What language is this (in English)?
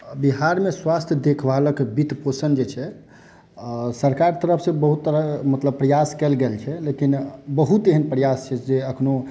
Maithili